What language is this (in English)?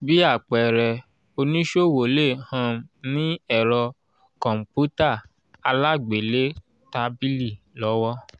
Yoruba